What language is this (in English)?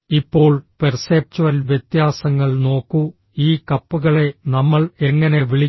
Malayalam